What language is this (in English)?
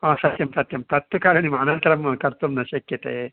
Sanskrit